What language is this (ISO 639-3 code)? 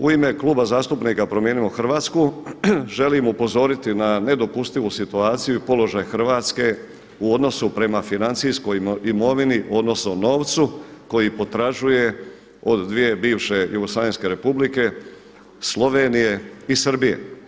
hrv